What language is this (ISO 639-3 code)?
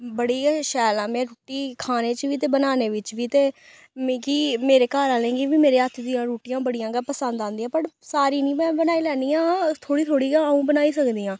doi